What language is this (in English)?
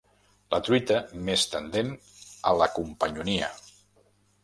Catalan